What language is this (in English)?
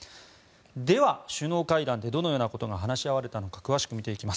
Japanese